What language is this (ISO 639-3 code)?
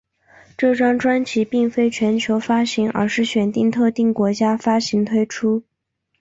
zho